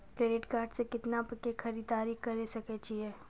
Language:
Maithili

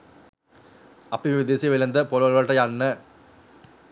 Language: Sinhala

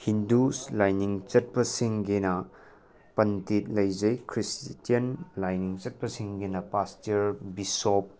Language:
Manipuri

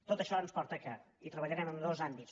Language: Catalan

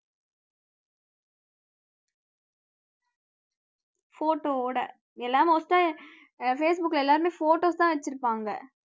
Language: Tamil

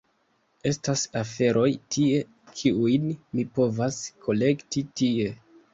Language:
Esperanto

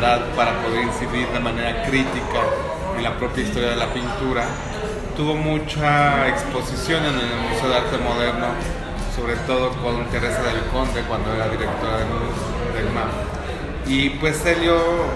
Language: Spanish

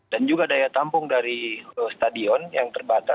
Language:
Indonesian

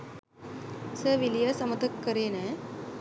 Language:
Sinhala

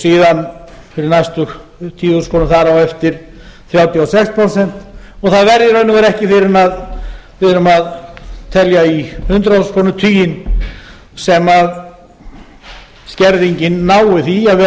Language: Icelandic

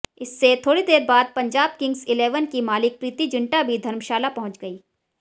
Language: Hindi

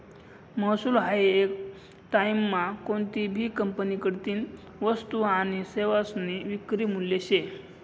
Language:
Marathi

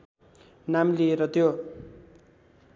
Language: Nepali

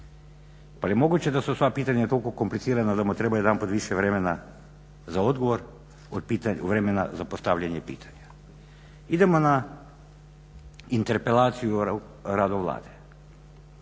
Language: Croatian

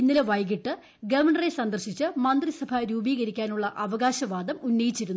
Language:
Malayalam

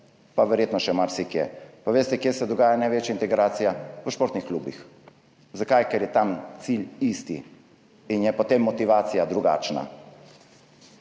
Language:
Slovenian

